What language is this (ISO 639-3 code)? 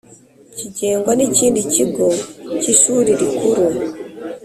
kin